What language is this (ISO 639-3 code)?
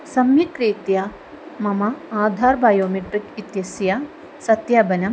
san